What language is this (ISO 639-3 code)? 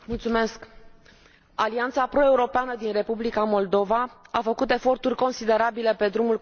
ron